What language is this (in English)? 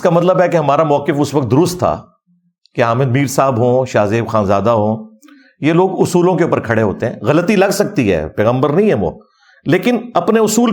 Urdu